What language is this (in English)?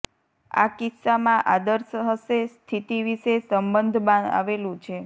Gujarati